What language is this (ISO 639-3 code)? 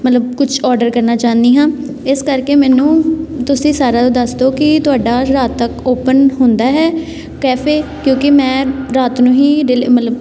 pan